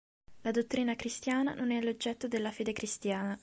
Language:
Italian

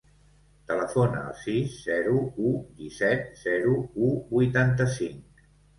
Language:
Catalan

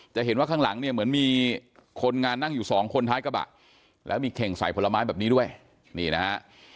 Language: Thai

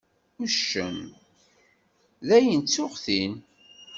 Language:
Kabyle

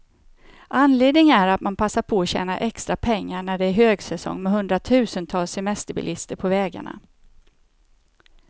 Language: Swedish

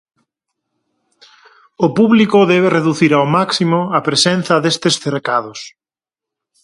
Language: Galician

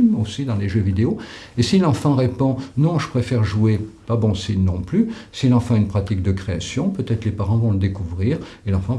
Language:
French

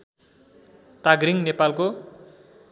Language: Nepali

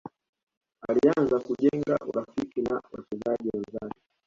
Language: Swahili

